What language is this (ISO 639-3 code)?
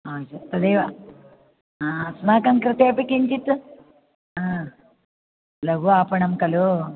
san